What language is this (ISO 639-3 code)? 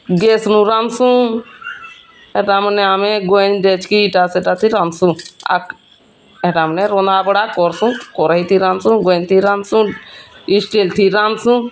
ori